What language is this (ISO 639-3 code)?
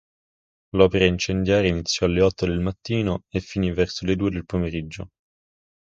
ita